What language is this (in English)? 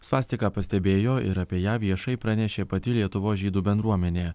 Lithuanian